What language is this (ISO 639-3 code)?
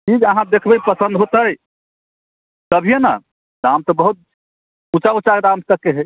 mai